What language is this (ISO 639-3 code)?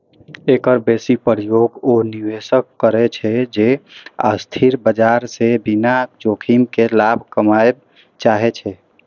mai